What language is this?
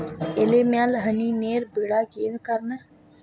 Kannada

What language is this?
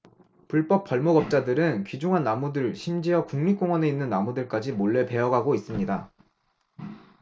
Korean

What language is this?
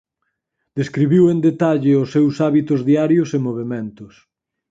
Galician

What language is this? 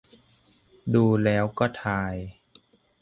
Thai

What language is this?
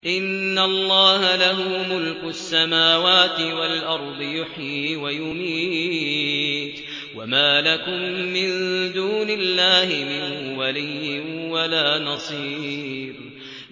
Arabic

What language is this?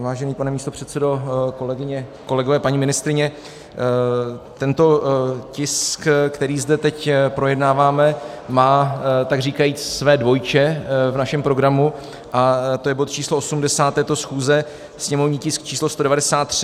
Czech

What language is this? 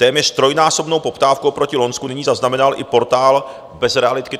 Czech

